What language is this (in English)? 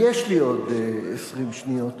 Hebrew